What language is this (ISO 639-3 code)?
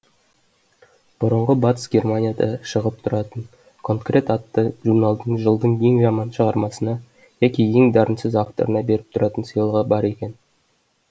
kaz